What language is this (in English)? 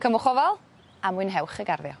Welsh